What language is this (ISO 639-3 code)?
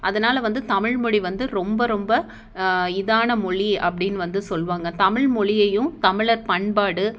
tam